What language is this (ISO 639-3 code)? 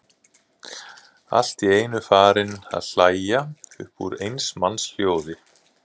isl